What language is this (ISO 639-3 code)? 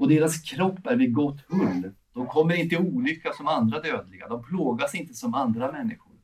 swe